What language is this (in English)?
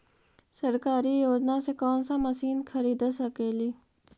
Magahi